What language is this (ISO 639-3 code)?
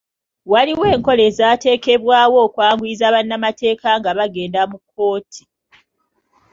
lug